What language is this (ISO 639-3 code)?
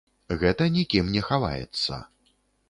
bel